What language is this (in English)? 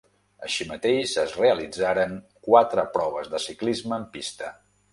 Catalan